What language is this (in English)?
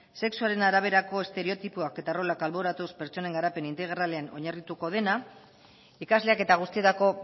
Basque